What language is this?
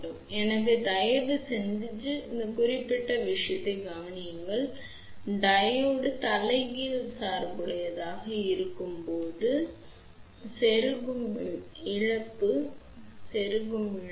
Tamil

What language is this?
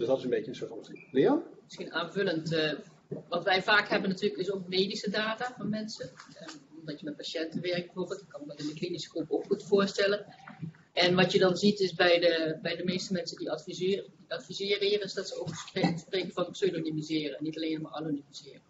Dutch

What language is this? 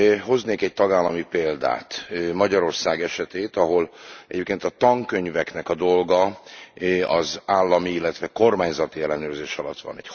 Hungarian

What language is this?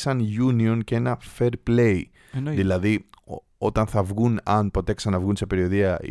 Greek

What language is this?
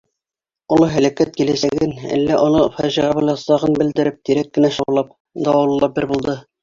Bashkir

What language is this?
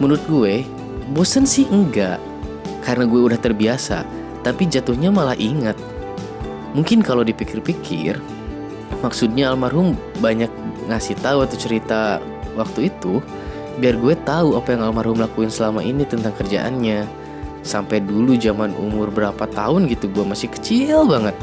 Indonesian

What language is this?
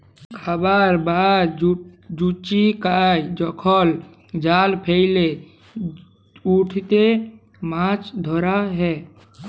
Bangla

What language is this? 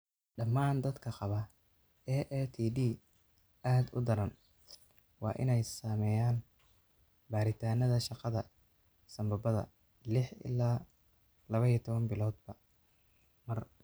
Somali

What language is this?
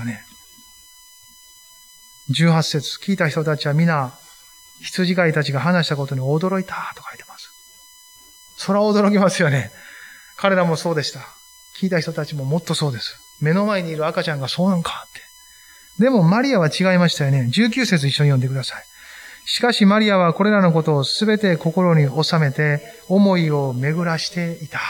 Japanese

